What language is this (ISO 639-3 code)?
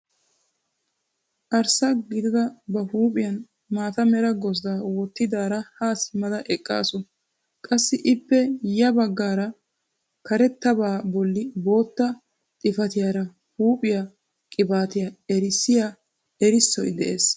wal